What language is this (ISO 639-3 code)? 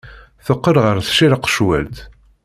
kab